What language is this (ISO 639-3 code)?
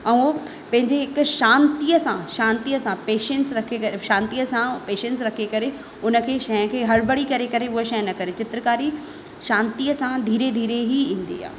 snd